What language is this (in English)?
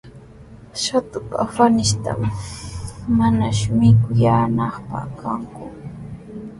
Sihuas Ancash Quechua